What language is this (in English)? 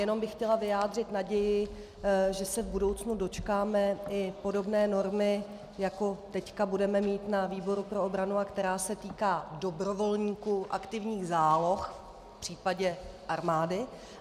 Czech